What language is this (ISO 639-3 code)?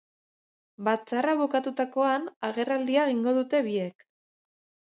eus